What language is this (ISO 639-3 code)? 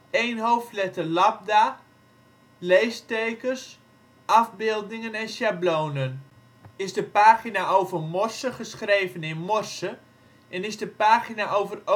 nld